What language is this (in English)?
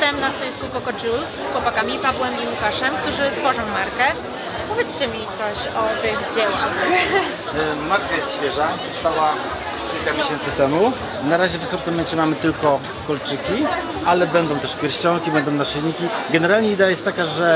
Polish